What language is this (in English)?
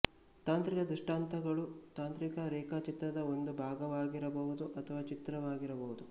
Kannada